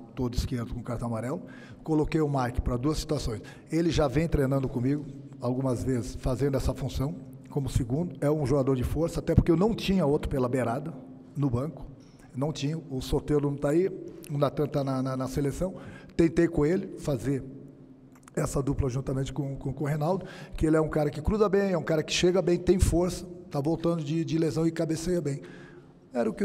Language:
Portuguese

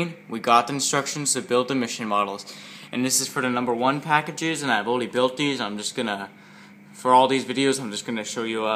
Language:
English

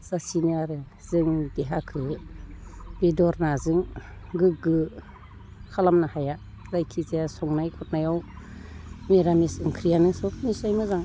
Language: Bodo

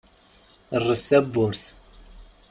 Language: Kabyle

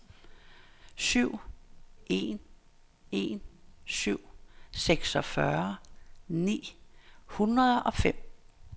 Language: Danish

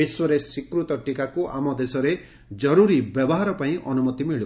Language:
Odia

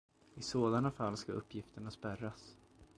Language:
Swedish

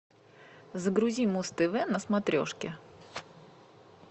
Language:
Russian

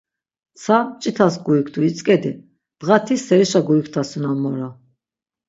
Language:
Laz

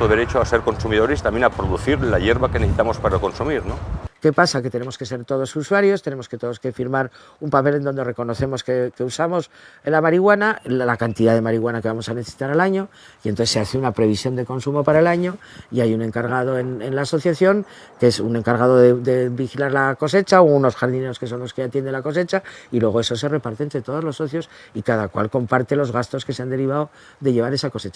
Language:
Spanish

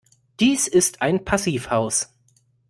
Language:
German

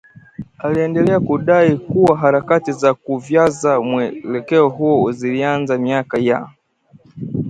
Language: Swahili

